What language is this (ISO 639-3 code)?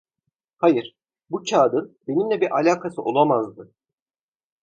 tur